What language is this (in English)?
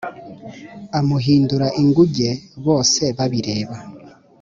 Kinyarwanda